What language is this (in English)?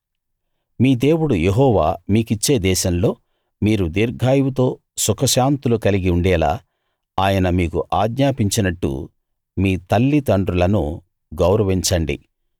Telugu